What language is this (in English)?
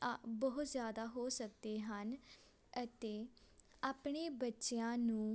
Punjabi